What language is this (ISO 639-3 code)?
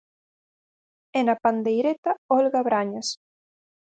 glg